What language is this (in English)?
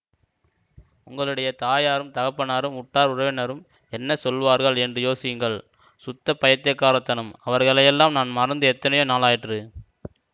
Tamil